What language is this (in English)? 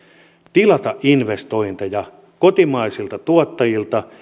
Finnish